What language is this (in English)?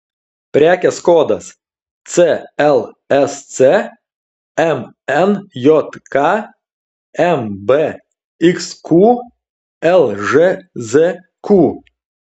Lithuanian